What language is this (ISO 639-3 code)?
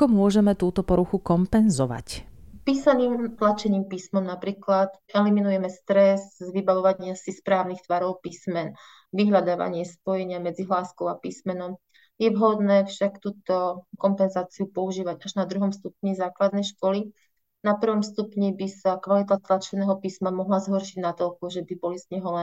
slk